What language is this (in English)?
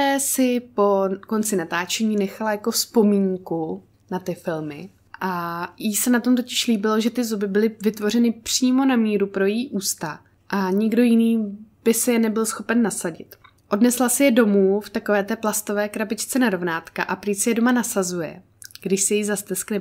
Czech